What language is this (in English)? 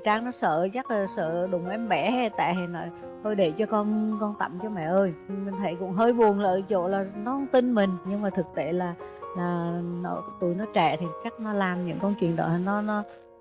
Vietnamese